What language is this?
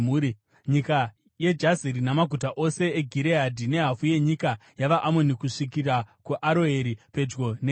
Shona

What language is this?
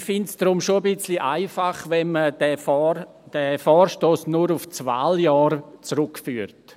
Swiss German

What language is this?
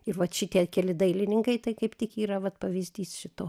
Lithuanian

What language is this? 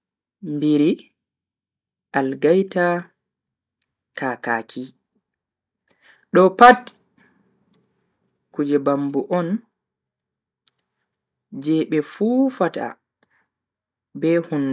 Bagirmi Fulfulde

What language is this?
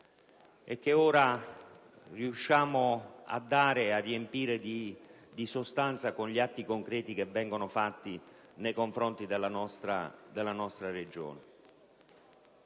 Italian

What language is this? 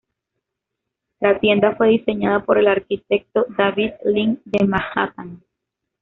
Spanish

